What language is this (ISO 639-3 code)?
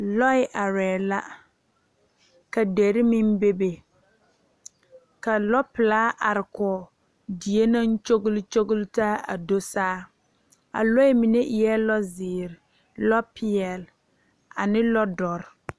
dga